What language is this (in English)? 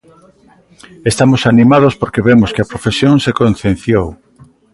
Galician